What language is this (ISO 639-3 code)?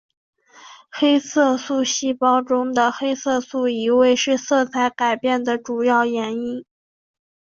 zho